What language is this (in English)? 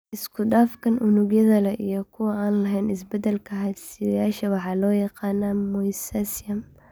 Somali